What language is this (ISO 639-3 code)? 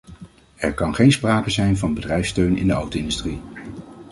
nld